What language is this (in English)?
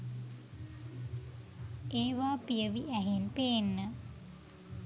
Sinhala